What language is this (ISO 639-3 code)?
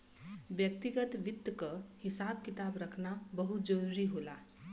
bho